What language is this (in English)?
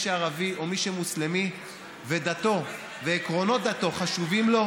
Hebrew